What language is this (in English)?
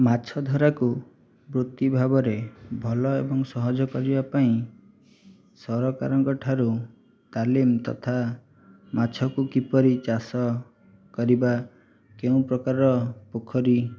Odia